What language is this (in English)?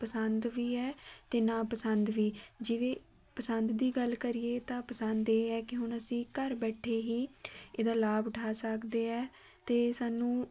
Punjabi